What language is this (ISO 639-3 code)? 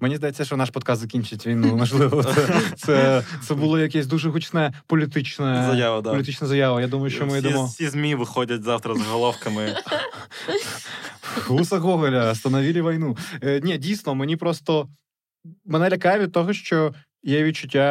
ukr